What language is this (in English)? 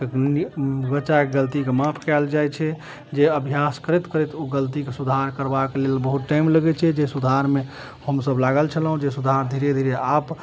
Maithili